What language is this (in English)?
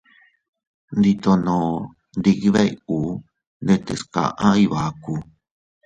Teutila Cuicatec